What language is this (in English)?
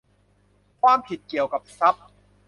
Thai